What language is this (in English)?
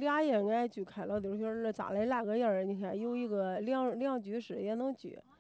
Chinese